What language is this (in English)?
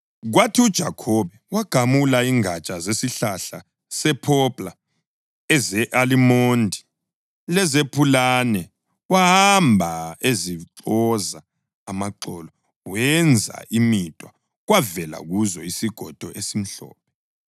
North Ndebele